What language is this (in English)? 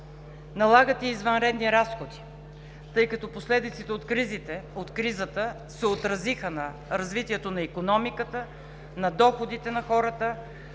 Bulgarian